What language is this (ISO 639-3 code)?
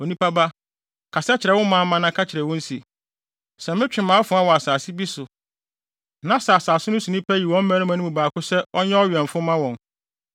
aka